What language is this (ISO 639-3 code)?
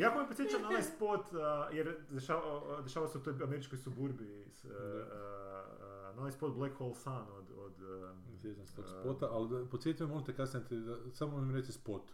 hrv